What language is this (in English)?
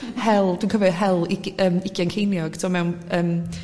Welsh